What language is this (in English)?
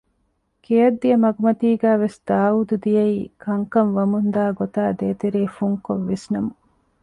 Divehi